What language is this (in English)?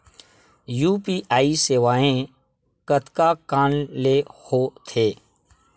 Chhattisgarhi